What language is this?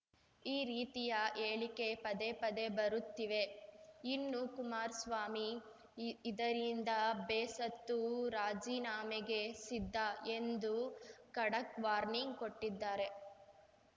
Kannada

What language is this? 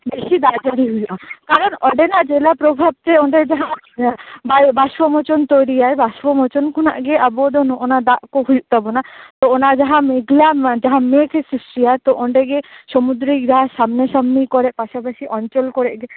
Santali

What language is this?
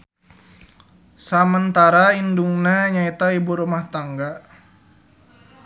Sundanese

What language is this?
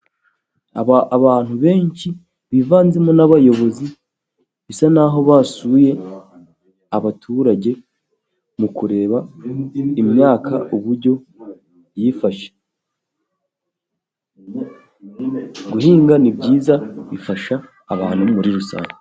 Kinyarwanda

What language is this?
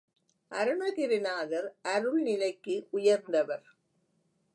Tamil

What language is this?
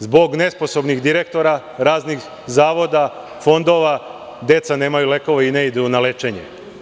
Serbian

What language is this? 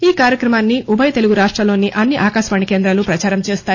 Telugu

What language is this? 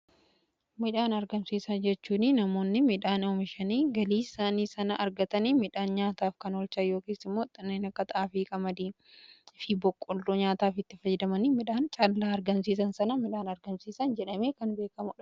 Oromo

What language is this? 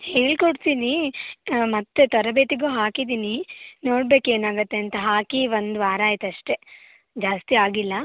Kannada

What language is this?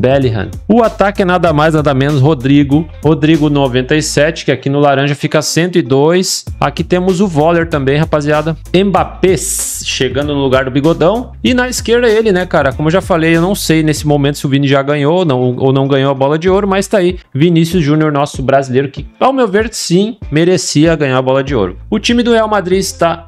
Portuguese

